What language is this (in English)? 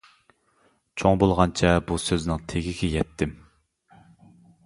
Uyghur